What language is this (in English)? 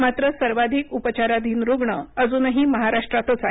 Marathi